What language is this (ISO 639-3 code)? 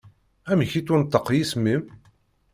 kab